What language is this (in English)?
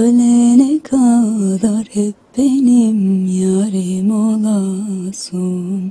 Turkish